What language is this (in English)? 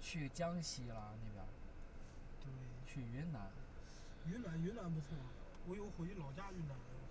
Chinese